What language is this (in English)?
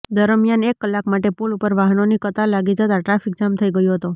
Gujarati